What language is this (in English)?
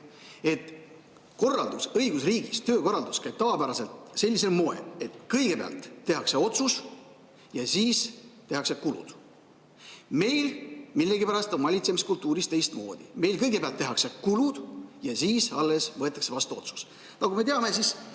Estonian